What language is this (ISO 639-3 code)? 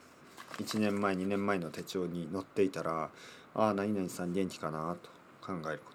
jpn